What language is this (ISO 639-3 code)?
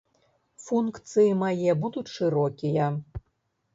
bel